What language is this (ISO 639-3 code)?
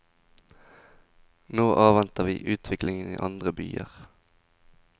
nor